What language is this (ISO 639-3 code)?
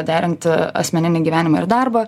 lit